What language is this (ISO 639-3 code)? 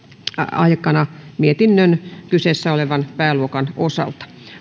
fin